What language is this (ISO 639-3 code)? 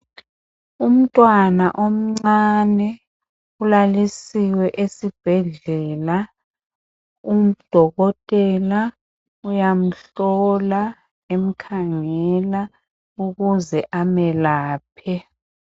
nde